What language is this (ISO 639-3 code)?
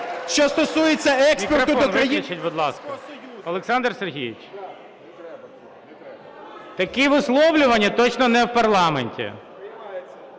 ukr